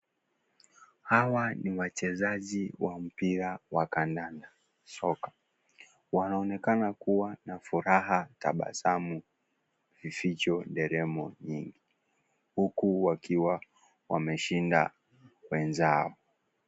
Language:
Swahili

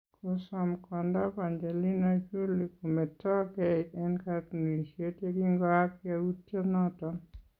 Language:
Kalenjin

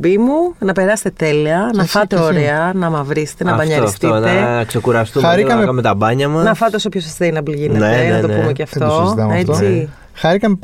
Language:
Greek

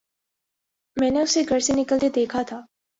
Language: Urdu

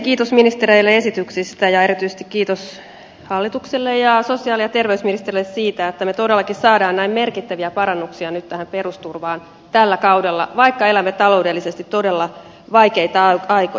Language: Finnish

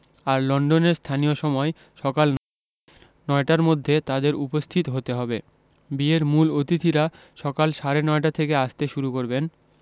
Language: Bangla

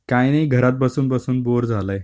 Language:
Marathi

